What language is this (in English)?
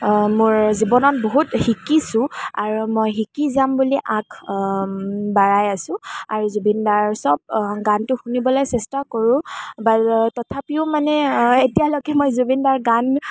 Assamese